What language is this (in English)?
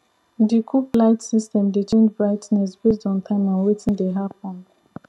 Nigerian Pidgin